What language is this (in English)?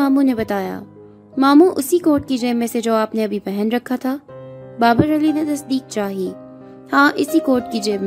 Urdu